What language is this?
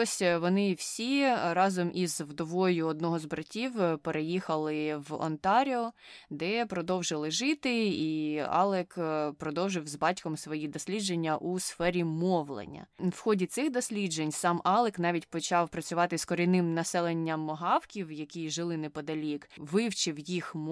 Ukrainian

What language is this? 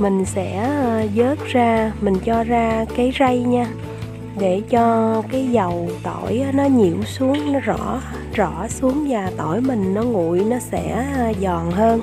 Vietnamese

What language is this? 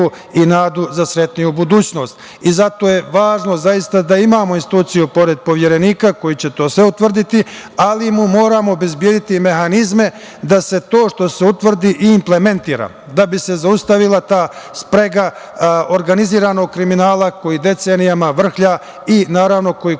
Serbian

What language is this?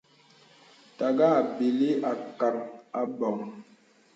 Bebele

